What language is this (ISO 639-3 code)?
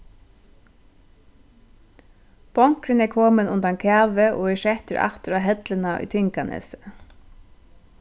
fao